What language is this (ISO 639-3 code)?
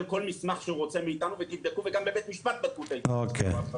heb